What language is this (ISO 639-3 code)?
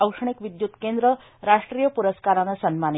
mar